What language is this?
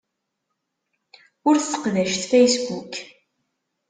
Kabyle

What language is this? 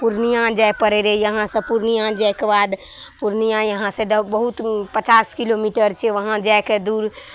Maithili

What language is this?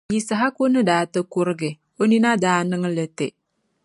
Dagbani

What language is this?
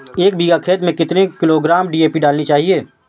Hindi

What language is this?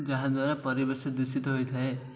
Odia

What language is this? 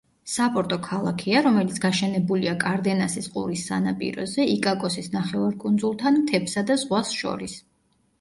Georgian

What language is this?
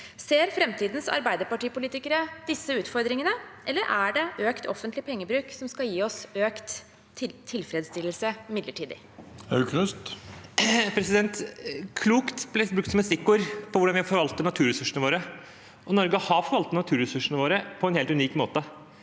Norwegian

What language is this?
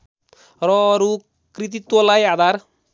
Nepali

